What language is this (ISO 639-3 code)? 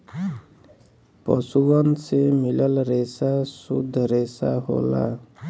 bho